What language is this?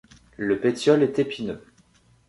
French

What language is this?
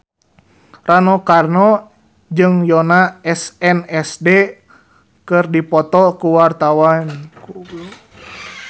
Sundanese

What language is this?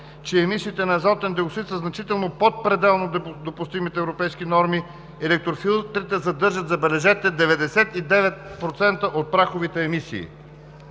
Bulgarian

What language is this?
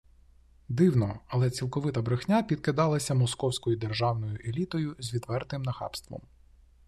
Ukrainian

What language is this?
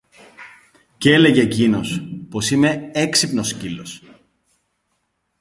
Greek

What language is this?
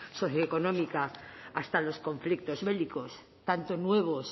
Spanish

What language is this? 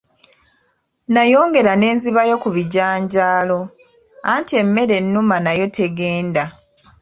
Ganda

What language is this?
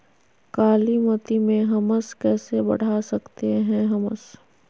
Magahi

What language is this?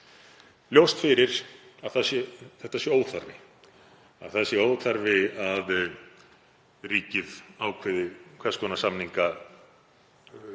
Icelandic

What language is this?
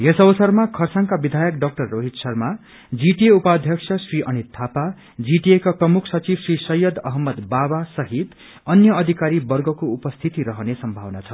Nepali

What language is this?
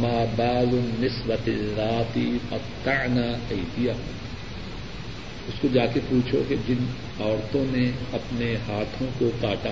Urdu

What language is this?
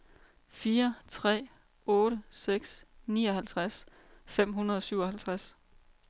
Danish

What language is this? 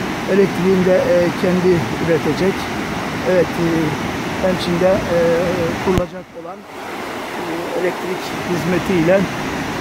Turkish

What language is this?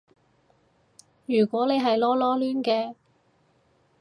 Cantonese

